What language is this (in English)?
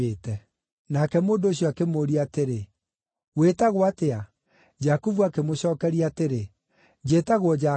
Kikuyu